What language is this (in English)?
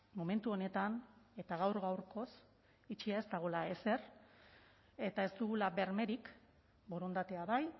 Basque